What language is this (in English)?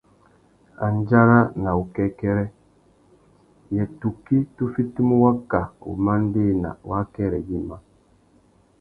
Tuki